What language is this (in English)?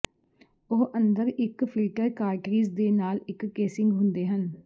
Punjabi